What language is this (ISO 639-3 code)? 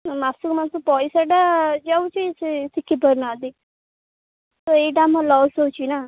ori